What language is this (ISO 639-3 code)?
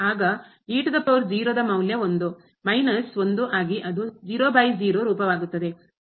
kan